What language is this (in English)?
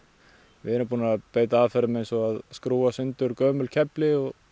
Icelandic